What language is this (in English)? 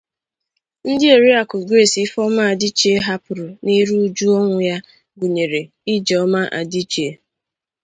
Igbo